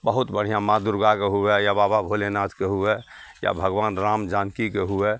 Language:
Maithili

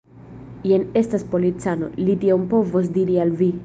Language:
Esperanto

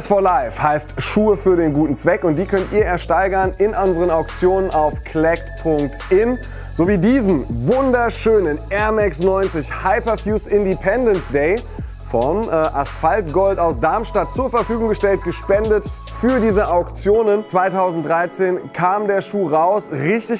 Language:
German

